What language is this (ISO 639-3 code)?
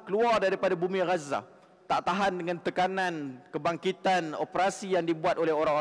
msa